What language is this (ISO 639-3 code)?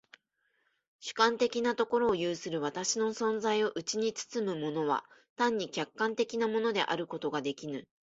jpn